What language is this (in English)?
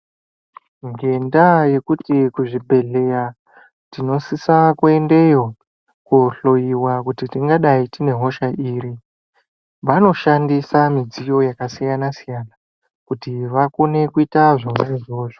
Ndau